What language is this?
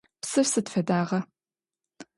Adyghe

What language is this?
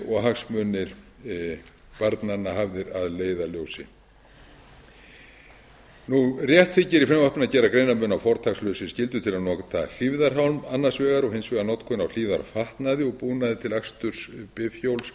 Icelandic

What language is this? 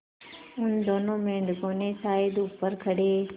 Hindi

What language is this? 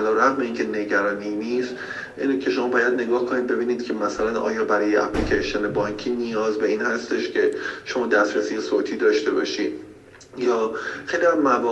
Persian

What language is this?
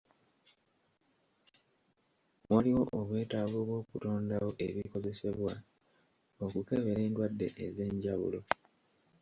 Ganda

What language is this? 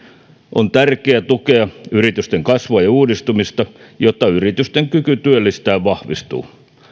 Finnish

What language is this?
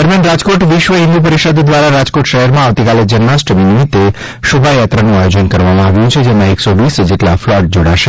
Gujarati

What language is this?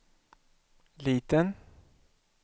Swedish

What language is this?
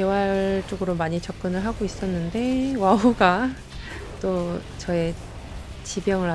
Korean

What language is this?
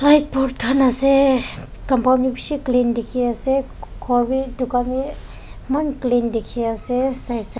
Naga Pidgin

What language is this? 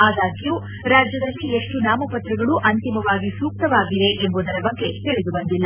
Kannada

